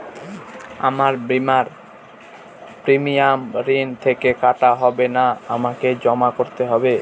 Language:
Bangla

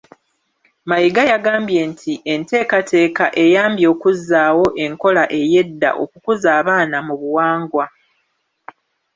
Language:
Ganda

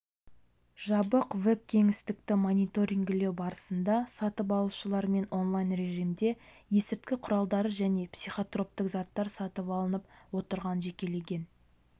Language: Kazakh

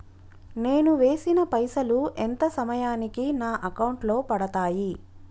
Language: Telugu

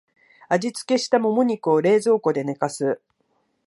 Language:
Japanese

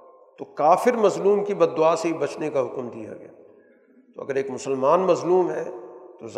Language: Urdu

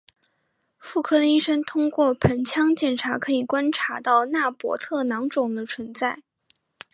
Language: Chinese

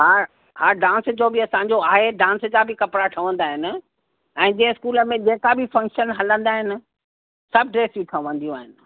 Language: Sindhi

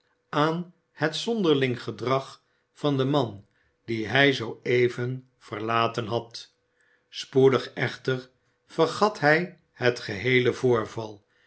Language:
Dutch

